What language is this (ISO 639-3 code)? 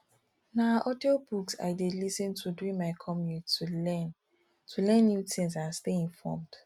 pcm